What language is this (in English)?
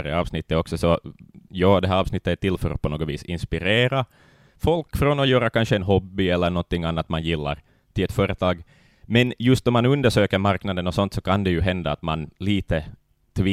Swedish